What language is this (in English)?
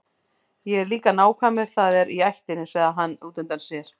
Icelandic